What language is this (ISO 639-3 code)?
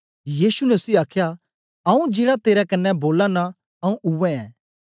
doi